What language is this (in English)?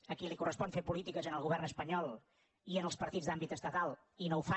Catalan